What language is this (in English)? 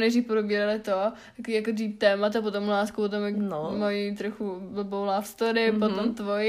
Czech